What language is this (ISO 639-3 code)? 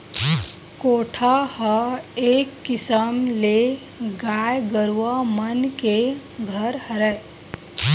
hne